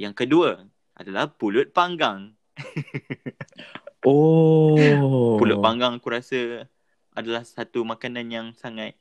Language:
Malay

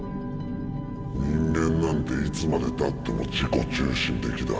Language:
Japanese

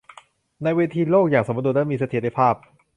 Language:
Thai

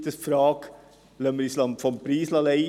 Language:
Swiss German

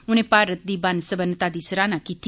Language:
Dogri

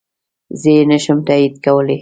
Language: Pashto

